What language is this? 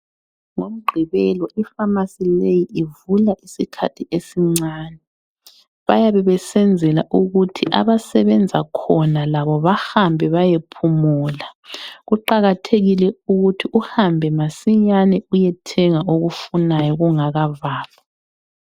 North Ndebele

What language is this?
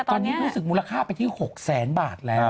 Thai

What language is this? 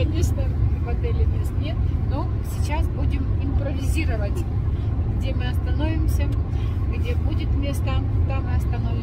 Russian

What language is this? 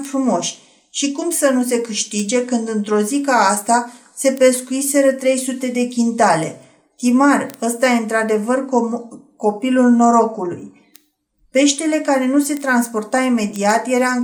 Romanian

